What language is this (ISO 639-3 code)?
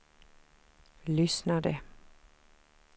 swe